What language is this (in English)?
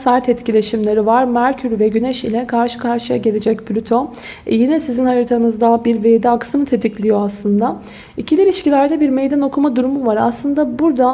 Turkish